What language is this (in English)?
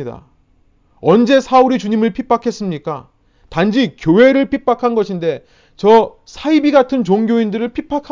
Korean